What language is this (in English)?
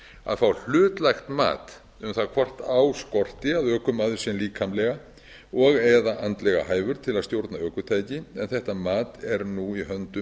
Icelandic